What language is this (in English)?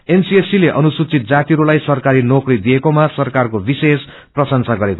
Nepali